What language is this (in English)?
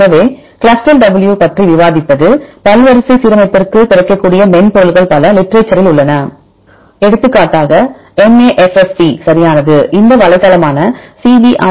Tamil